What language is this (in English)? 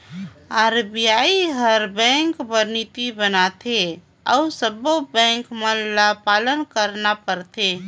Chhattisgarhi